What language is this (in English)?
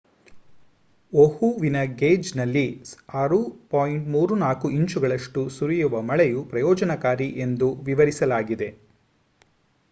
Kannada